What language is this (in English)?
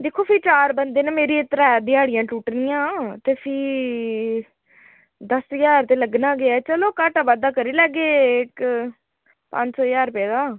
Dogri